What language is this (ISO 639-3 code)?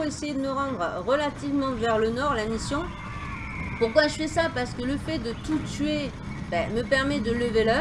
fra